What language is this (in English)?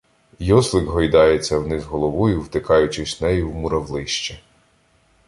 Ukrainian